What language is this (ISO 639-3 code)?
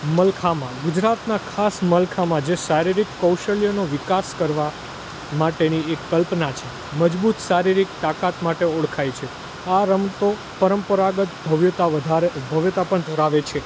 guj